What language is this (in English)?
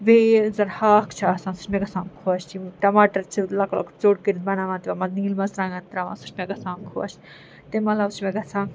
Kashmiri